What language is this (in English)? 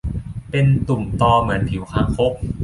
Thai